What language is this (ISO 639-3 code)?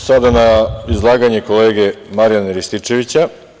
srp